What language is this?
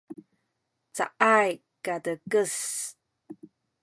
Sakizaya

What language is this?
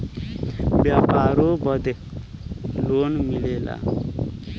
Bhojpuri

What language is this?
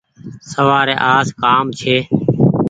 Goaria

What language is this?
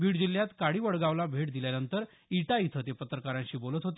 Marathi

